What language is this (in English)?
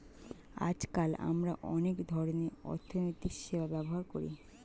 Bangla